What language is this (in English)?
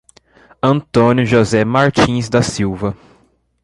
Portuguese